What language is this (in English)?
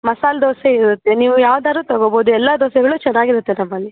Kannada